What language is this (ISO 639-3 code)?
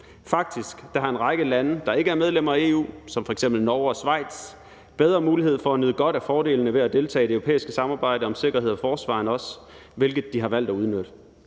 dan